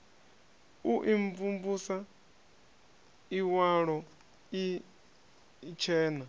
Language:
Venda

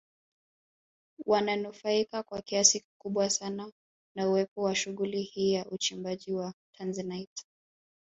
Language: Swahili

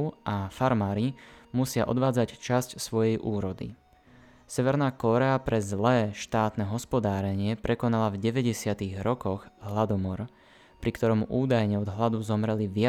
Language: Slovak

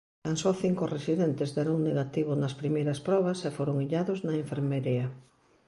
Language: Galician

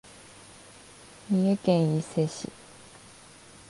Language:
Japanese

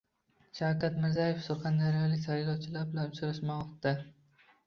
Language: Uzbek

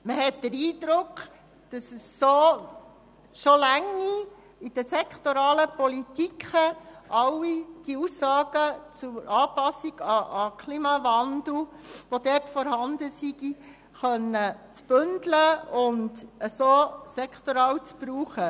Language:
Swiss German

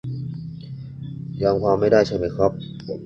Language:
Thai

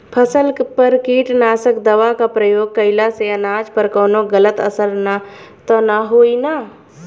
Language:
Bhojpuri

